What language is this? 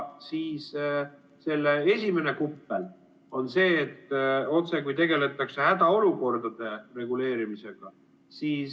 Estonian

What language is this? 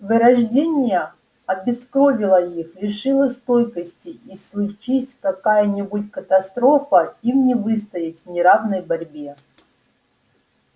Russian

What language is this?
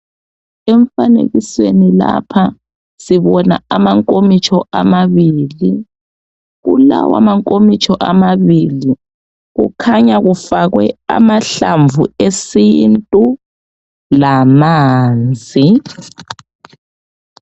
North Ndebele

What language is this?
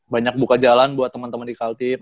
Indonesian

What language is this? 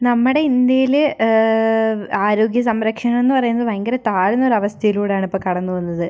Malayalam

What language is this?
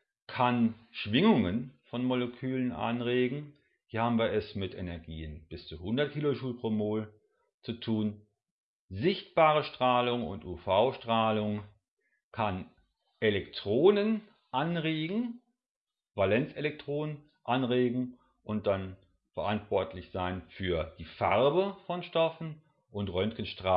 German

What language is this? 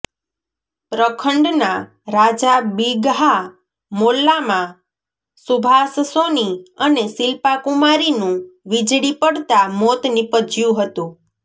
Gujarati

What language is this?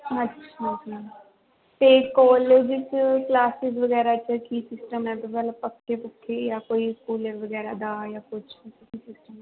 Punjabi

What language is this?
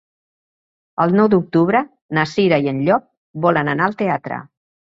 Catalan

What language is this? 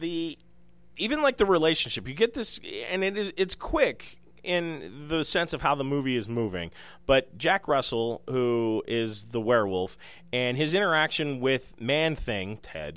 English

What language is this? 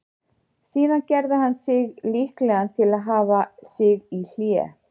Icelandic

